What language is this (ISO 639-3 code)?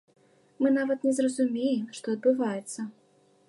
bel